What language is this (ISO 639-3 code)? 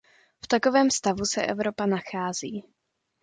ces